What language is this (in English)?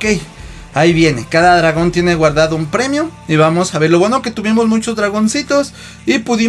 Spanish